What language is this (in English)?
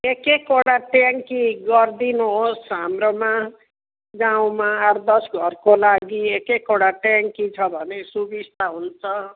Nepali